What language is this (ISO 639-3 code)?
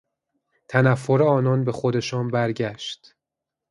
fas